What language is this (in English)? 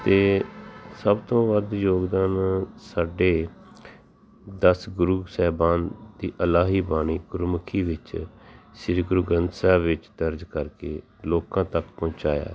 Punjabi